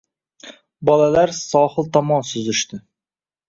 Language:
Uzbek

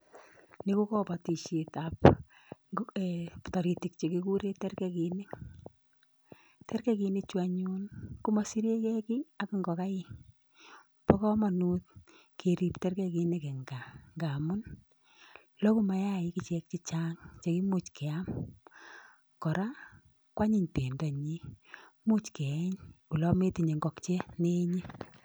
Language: Kalenjin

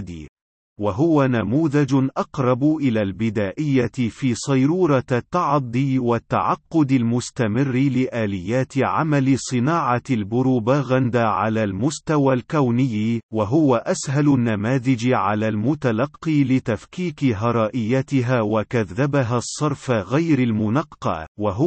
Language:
Arabic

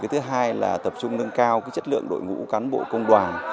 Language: Vietnamese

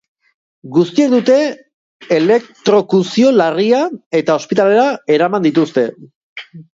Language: Basque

